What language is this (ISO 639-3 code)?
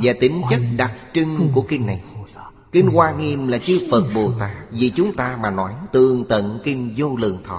vie